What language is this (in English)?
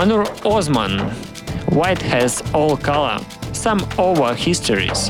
Russian